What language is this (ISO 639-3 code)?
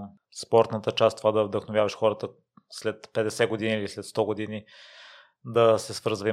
bul